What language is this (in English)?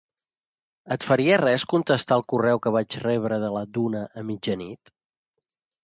Catalan